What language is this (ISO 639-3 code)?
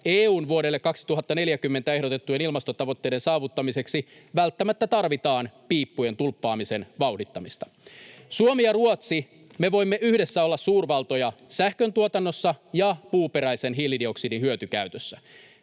fin